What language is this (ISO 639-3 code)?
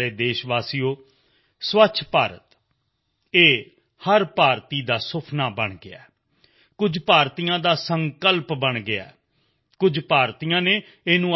pan